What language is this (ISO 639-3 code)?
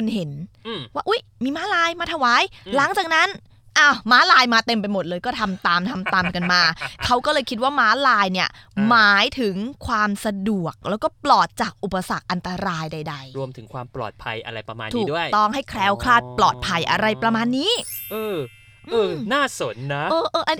tha